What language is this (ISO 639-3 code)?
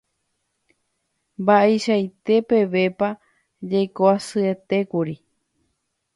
grn